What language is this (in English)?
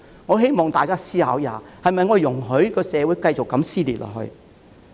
Cantonese